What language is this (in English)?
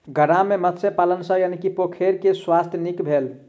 Maithili